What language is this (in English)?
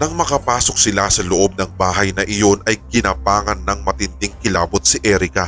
Filipino